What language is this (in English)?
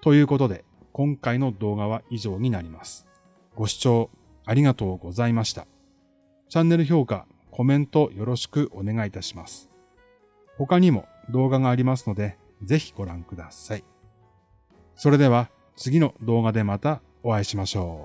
Japanese